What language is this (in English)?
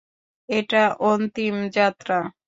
Bangla